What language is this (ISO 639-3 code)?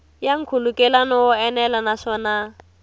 tso